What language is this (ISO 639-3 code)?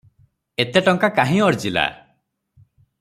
ori